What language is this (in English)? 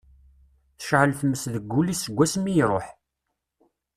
Kabyle